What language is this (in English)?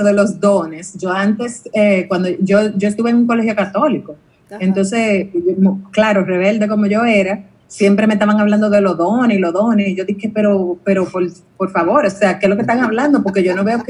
Spanish